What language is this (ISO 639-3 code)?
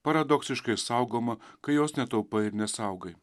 lit